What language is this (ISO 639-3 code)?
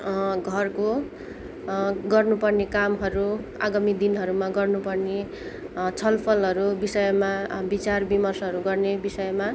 nep